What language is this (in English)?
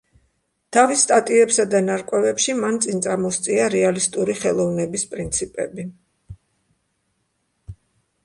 Georgian